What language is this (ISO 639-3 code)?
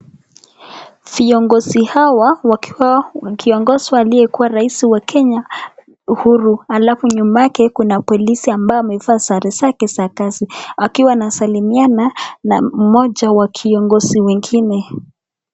swa